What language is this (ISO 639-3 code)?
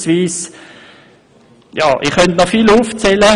gsw